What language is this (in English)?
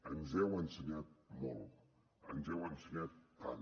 Catalan